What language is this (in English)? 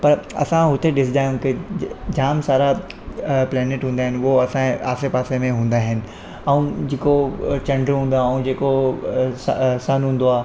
Sindhi